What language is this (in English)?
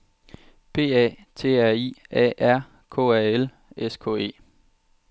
Danish